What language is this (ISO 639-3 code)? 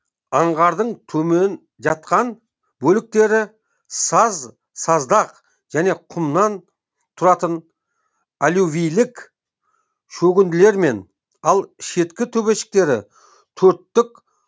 kaz